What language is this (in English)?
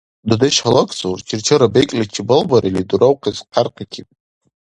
Dargwa